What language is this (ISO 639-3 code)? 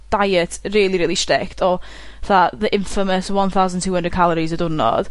cym